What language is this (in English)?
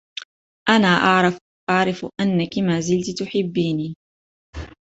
Arabic